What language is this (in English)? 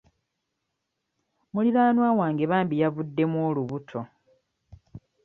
Ganda